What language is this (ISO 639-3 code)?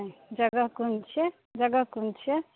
mai